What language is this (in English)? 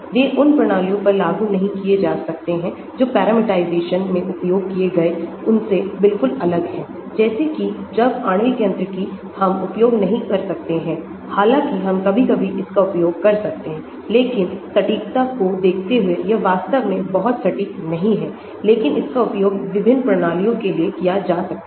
Hindi